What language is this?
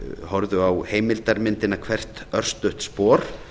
Icelandic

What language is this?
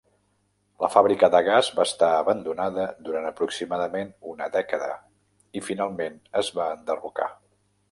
Catalan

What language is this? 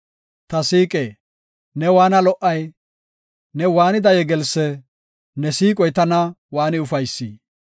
Gofa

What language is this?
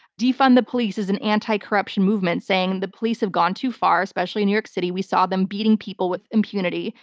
English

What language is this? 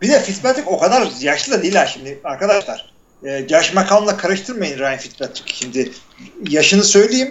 Turkish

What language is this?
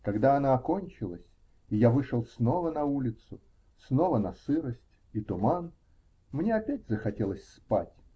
Russian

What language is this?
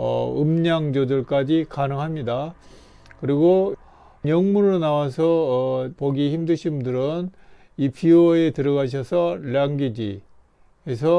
Korean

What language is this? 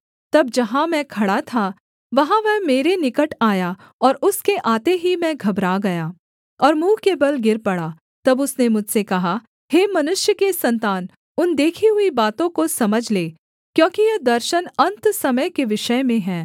Hindi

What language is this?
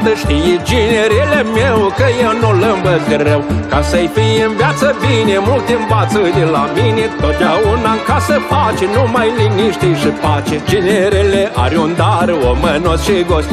Romanian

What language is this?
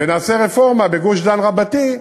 Hebrew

